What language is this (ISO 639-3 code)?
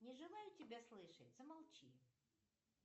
rus